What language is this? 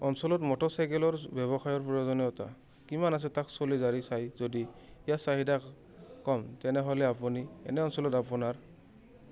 Assamese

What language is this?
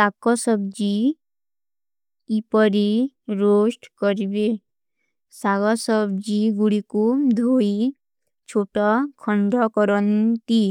Kui (India)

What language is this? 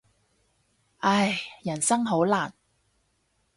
Cantonese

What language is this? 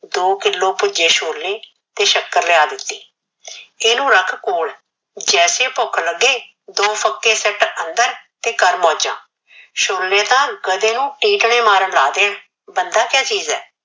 Punjabi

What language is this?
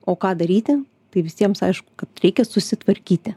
Lithuanian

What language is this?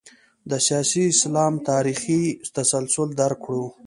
Pashto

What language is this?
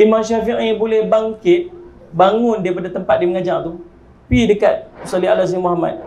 Malay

